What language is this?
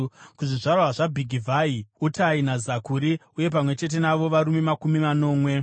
Shona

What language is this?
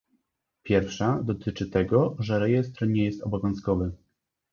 Polish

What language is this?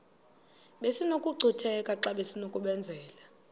Xhosa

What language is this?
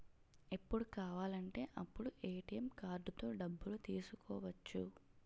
Telugu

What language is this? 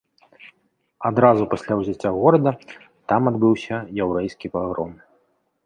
Belarusian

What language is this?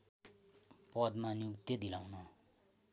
Nepali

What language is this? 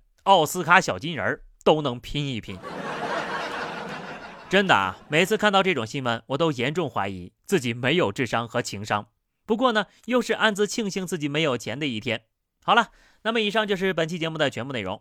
Chinese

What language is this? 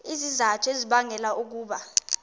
Xhosa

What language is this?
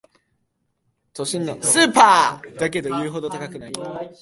Japanese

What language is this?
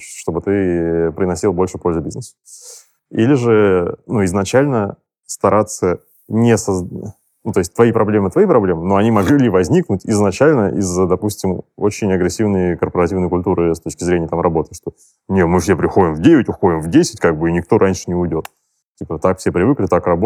Russian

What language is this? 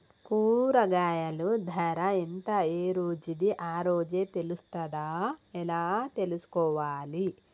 Telugu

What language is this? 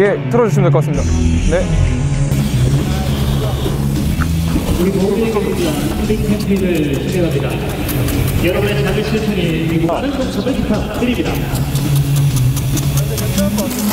Korean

